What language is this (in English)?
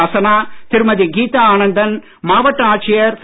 Tamil